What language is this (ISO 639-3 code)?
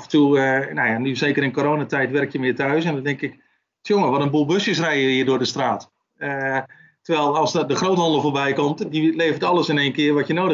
nld